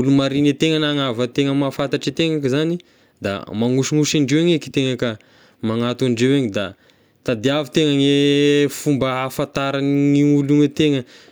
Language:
Tesaka Malagasy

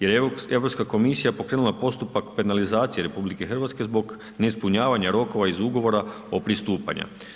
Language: Croatian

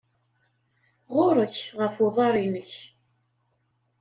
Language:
Kabyle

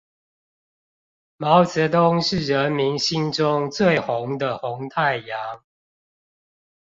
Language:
Chinese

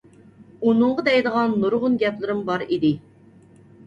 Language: Uyghur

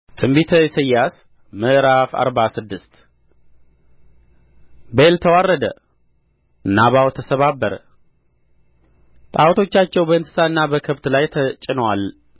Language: Amharic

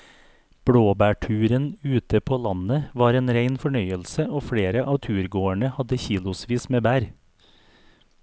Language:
Norwegian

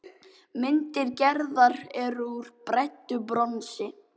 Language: Icelandic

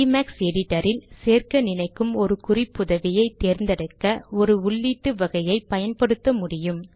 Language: Tamil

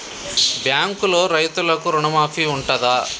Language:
Telugu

